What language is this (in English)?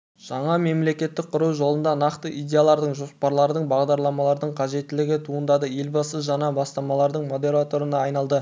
Kazakh